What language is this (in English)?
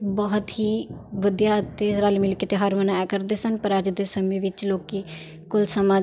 Punjabi